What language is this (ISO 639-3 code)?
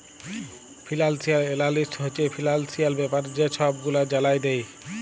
ben